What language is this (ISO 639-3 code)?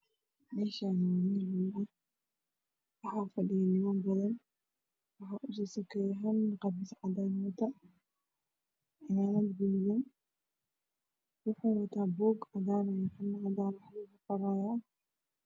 som